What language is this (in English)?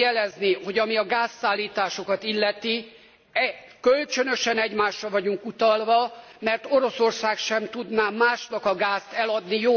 Hungarian